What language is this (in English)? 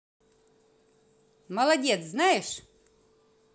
Russian